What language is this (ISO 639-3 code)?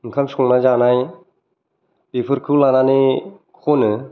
brx